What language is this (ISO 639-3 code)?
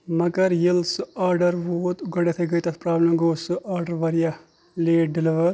kas